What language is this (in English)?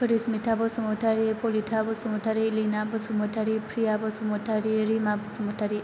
Bodo